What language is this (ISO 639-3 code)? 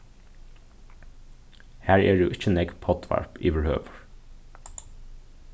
fao